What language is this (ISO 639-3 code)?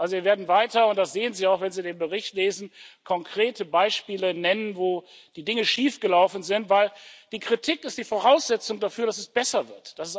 deu